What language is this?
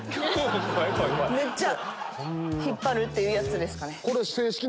Japanese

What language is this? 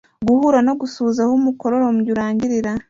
Kinyarwanda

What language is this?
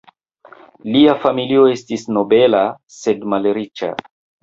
Esperanto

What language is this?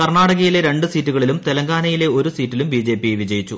Malayalam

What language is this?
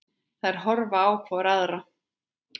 Icelandic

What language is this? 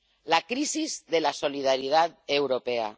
Spanish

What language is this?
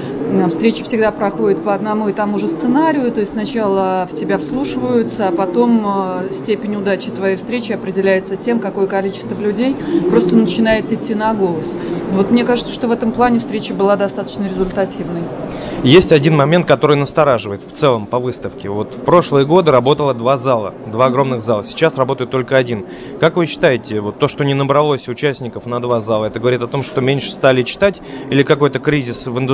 Russian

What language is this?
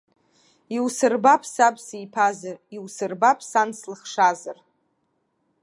Abkhazian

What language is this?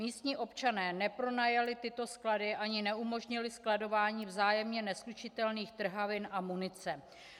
Czech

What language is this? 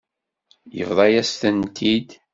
Kabyle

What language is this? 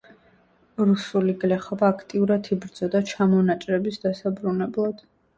Georgian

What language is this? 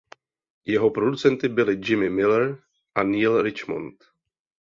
Czech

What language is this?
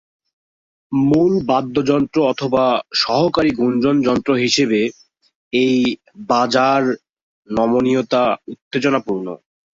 Bangla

